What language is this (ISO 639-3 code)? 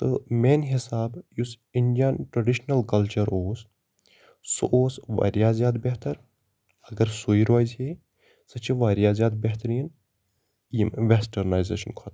kas